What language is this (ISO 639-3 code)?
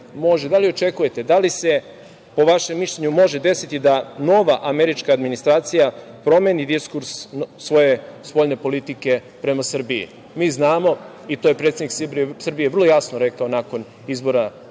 srp